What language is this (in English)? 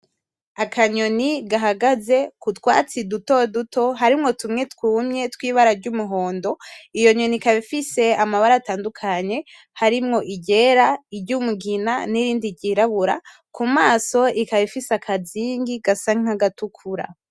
Rundi